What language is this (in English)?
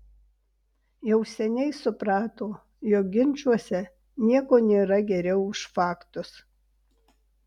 Lithuanian